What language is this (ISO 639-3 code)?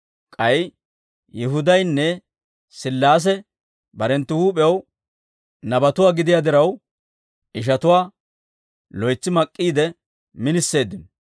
dwr